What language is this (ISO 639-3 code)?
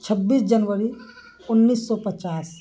urd